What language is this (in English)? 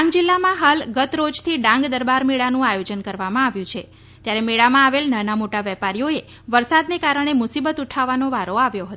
Gujarati